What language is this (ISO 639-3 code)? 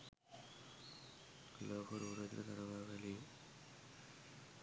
sin